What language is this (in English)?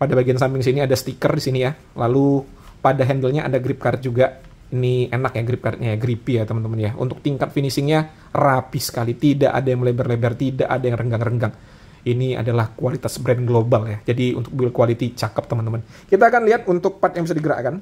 Indonesian